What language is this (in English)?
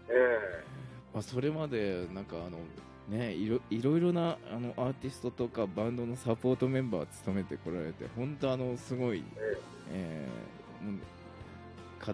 Japanese